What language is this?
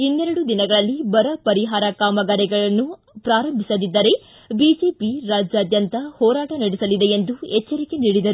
Kannada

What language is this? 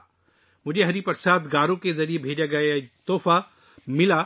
Urdu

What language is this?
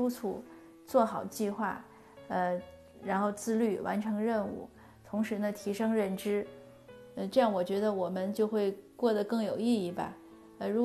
Chinese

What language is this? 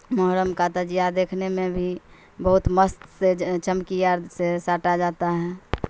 Urdu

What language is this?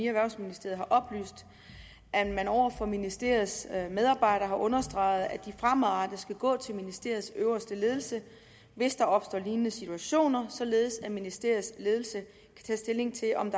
Danish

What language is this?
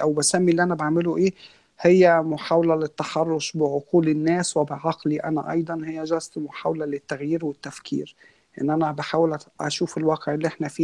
Arabic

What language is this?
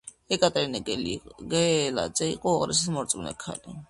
Georgian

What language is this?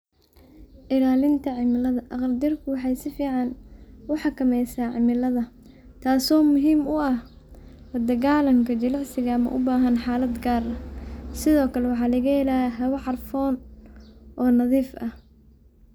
Somali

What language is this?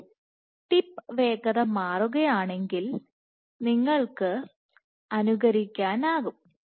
Malayalam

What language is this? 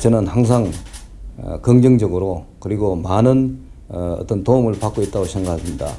Korean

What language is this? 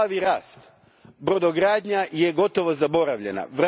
Croatian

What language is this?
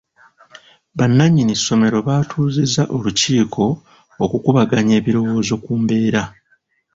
Ganda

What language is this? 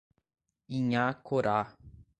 Portuguese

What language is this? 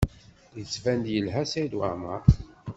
Kabyle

